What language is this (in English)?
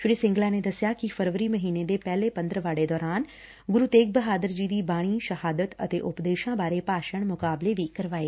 Punjabi